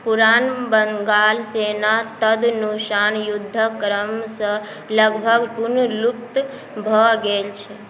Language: Maithili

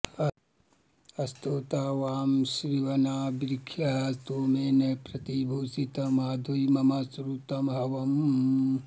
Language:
Sanskrit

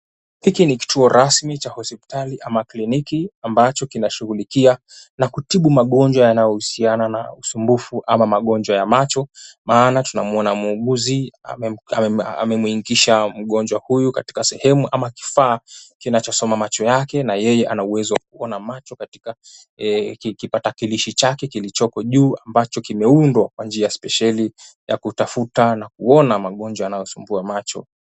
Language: Swahili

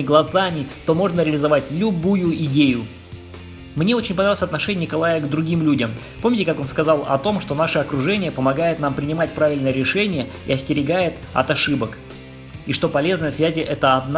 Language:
Russian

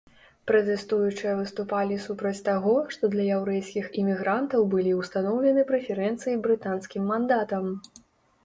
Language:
Belarusian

